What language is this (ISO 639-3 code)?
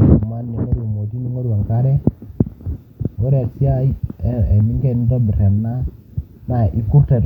mas